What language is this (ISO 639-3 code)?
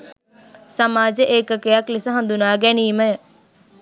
sin